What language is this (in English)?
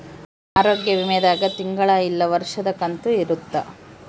Kannada